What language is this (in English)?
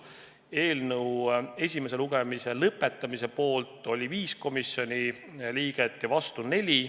Estonian